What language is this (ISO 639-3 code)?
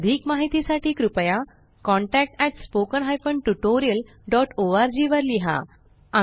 mar